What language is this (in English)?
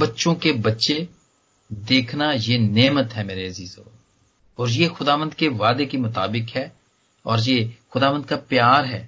Hindi